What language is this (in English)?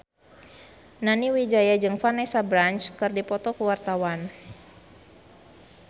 Sundanese